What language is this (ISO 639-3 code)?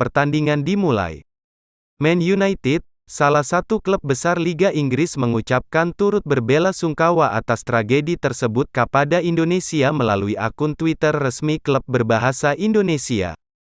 ind